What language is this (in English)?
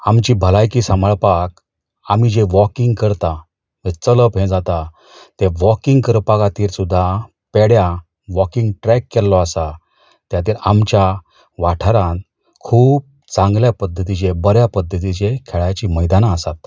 Konkani